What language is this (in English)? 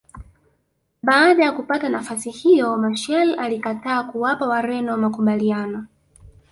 Swahili